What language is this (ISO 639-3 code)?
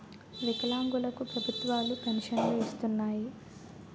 tel